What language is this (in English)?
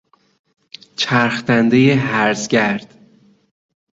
Persian